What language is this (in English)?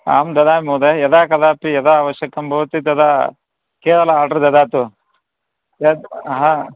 Sanskrit